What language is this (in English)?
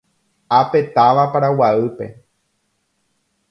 Guarani